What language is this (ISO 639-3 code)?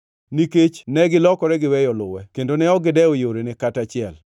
luo